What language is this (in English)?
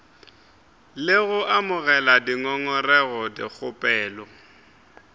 Northern Sotho